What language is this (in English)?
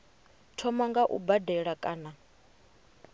Venda